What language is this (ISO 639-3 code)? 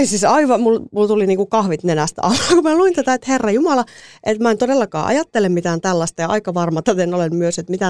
fin